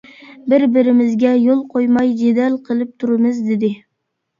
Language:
Uyghur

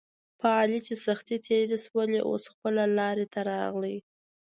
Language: Pashto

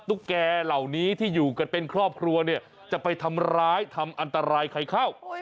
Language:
Thai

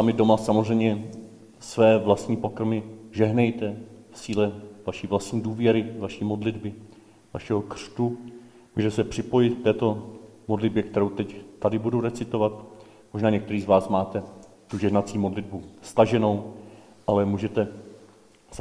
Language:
Czech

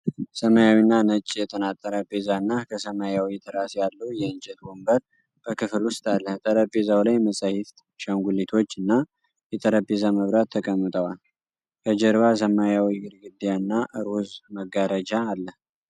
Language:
Amharic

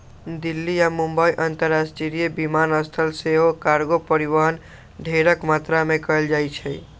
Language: Magahi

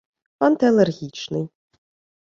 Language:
Ukrainian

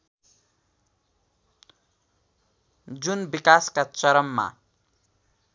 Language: Nepali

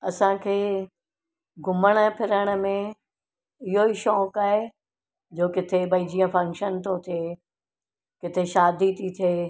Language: Sindhi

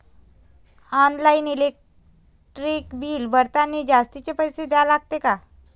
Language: Marathi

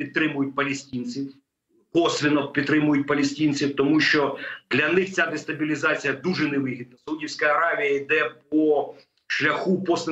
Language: Ukrainian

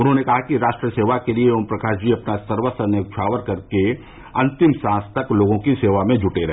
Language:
Hindi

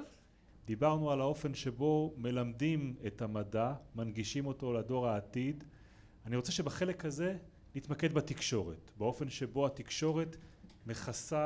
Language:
Hebrew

